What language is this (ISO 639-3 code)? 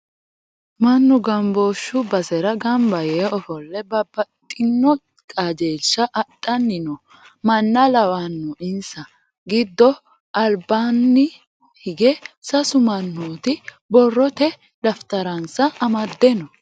sid